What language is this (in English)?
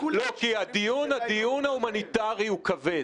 Hebrew